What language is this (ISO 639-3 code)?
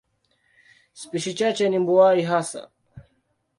swa